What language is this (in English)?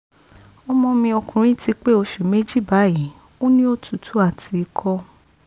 Yoruba